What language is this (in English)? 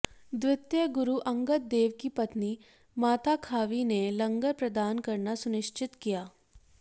Hindi